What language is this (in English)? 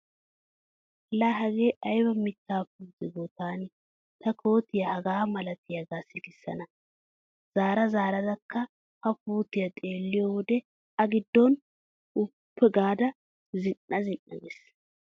Wolaytta